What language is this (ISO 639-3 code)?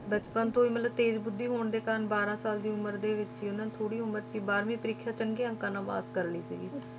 pan